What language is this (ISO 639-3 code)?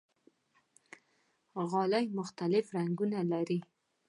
pus